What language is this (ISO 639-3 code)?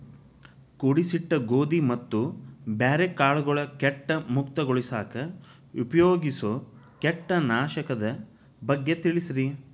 kan